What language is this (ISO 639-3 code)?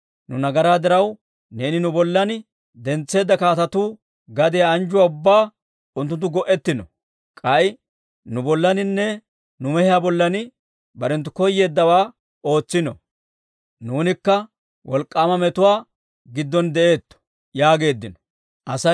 dwr